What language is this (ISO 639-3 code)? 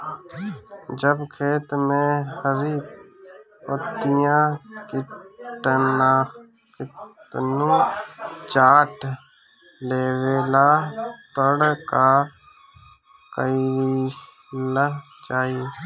bho